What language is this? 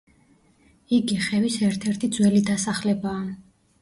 Georgian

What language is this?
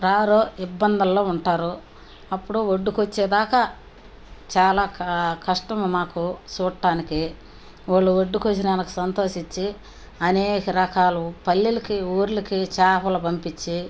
Telugu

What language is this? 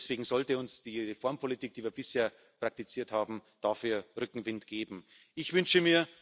German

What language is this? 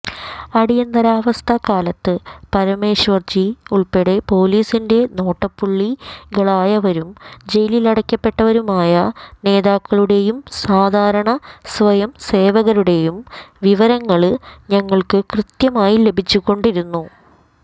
Malayalam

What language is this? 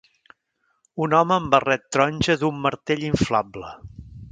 Catalan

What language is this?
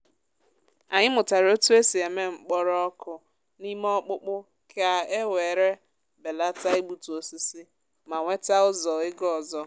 Igbo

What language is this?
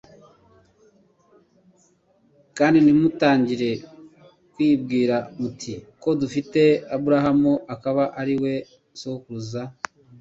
Kinyarwanda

